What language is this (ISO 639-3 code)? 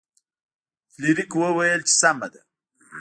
pus